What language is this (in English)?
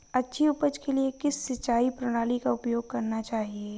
Hindi